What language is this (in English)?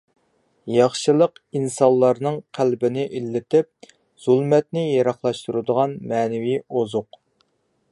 Uyghur